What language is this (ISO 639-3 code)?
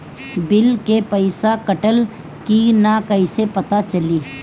bho